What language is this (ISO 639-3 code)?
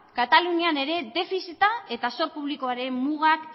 eus